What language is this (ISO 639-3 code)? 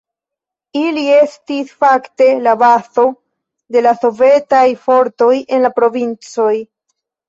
epo